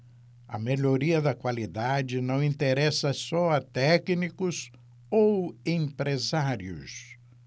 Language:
Portuguese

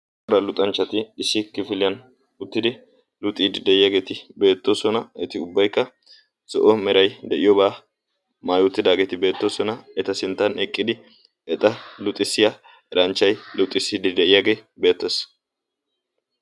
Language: Wolaytta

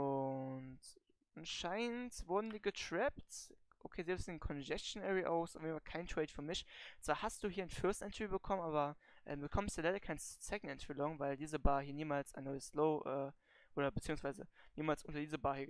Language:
German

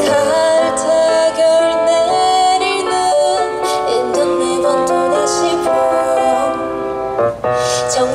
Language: Korean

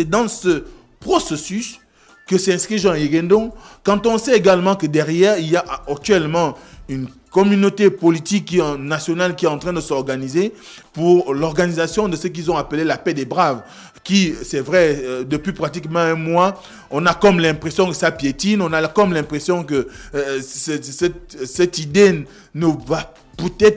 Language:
French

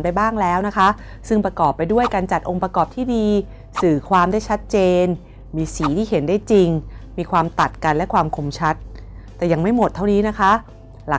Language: Thai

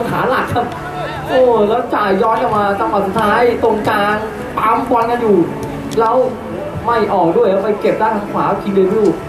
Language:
Thai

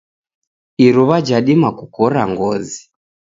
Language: Taita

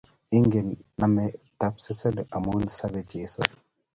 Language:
Kalenjin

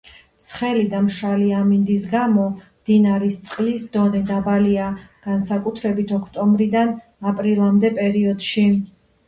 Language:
Georgian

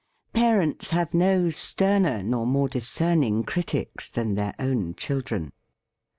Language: English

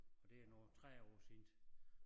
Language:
Danish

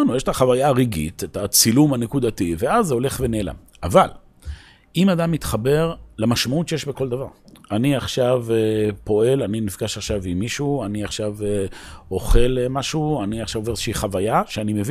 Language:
Hebrew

